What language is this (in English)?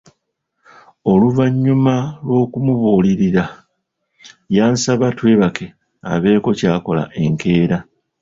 Ganda